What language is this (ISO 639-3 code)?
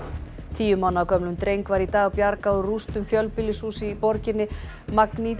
isl